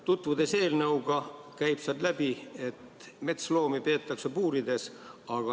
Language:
Estonian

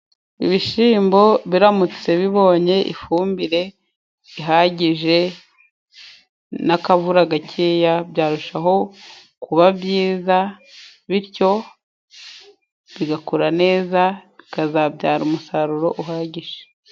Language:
Kinyarwanda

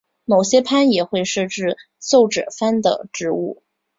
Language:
Chinese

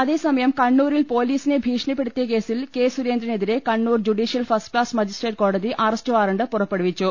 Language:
Malayalam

